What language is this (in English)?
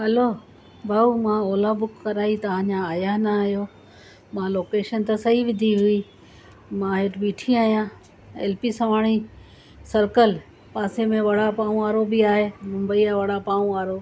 Sindhi